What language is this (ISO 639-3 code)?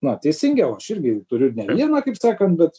lit